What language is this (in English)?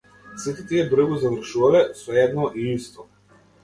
Macedonian